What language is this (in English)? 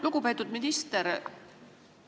Estonian